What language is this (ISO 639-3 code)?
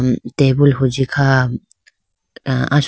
clk